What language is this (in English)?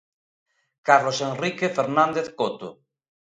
Galician